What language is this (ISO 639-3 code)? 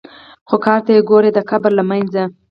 pus